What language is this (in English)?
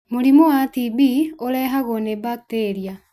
Kikuyu